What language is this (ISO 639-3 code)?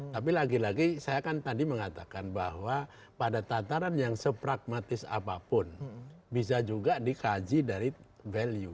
ind